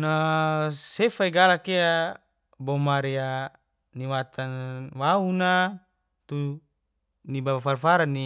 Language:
Geser-Gorom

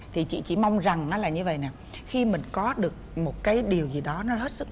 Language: Vietnamese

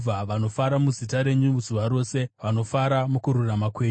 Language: Shona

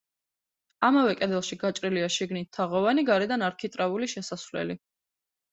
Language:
Georgian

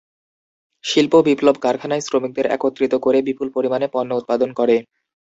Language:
Bangla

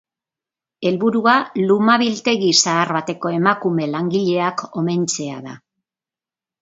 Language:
Basque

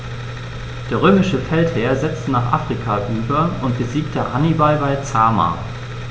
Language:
German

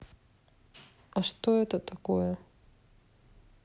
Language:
Russian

